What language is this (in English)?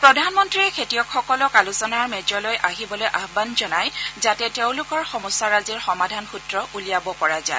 Assamese